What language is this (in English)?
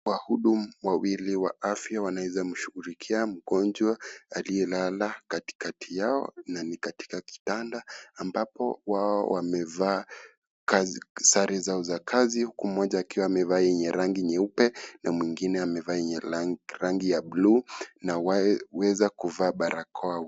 Swahili